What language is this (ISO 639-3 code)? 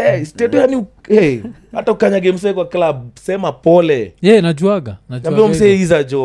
swa